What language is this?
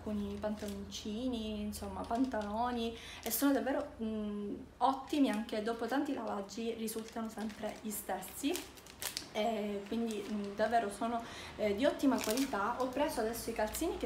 Italian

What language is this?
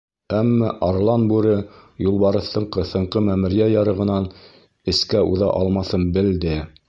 Bashkir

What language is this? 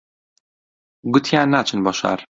Central Kurdish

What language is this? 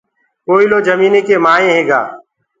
Gurgula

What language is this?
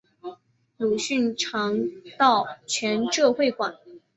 Chinese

